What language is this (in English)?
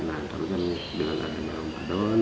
Indonesian